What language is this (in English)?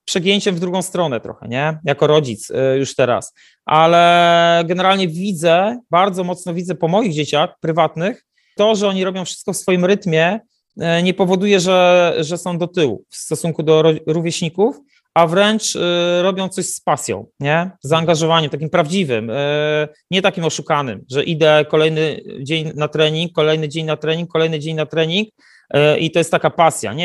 Polish